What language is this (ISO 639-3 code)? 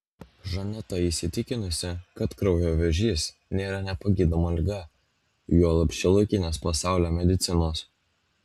lit